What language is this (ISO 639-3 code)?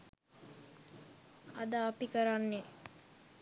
sin